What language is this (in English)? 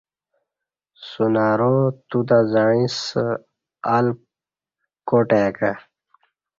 Kati